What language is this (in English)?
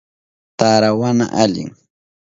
Southern Pastaza Quechua